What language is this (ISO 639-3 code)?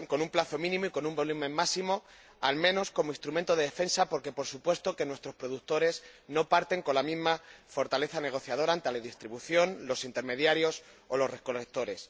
spa